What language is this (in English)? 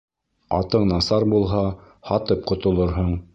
Bashkir